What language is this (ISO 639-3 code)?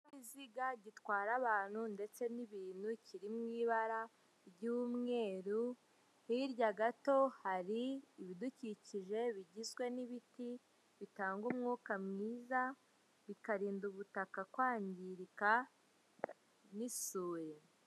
kin